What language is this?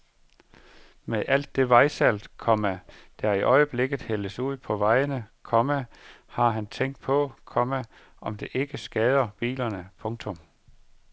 Danish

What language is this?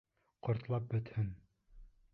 Bashkir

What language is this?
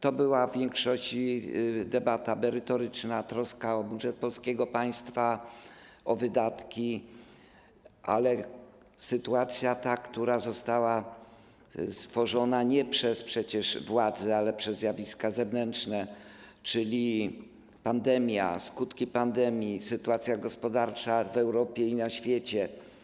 Polish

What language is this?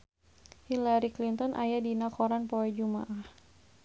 Sundanese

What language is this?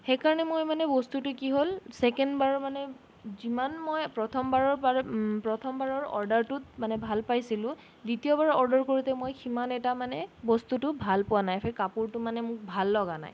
Assamese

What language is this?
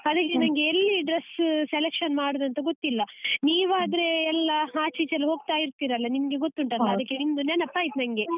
Kannada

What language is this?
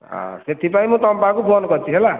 Odia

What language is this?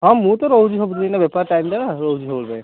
Odia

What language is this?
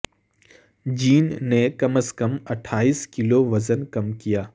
Urdu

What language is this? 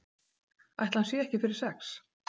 Icelandic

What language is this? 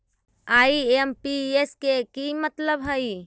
Magahi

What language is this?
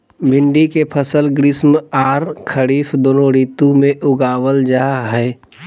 Magahi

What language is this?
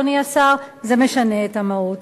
Hebrew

